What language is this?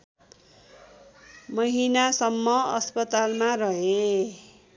Nepali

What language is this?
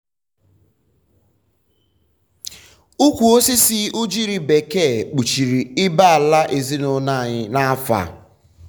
Igbo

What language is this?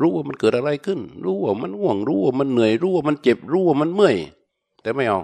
Thai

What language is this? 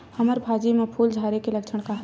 Chhattisgarhi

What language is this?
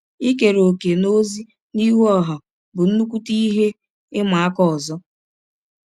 Igbo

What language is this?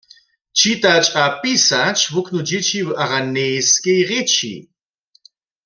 Upper Sorbian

